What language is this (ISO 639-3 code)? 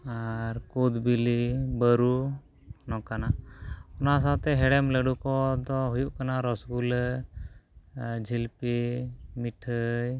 sat